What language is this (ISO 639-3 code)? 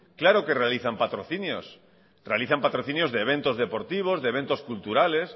spa